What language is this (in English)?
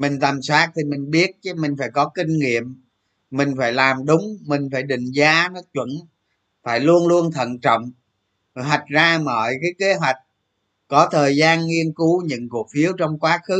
Vietnamese